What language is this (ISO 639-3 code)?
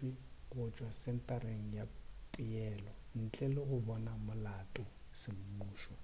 nso